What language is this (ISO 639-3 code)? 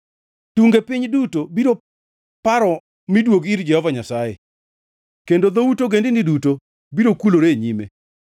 luo